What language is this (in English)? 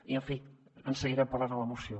Catalan